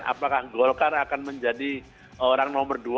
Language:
Indonesian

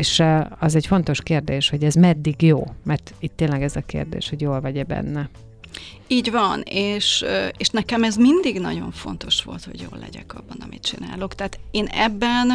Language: Hungarian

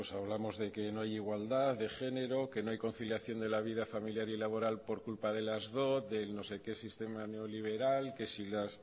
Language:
Spanish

